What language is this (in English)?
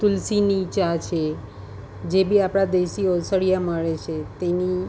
Gujarati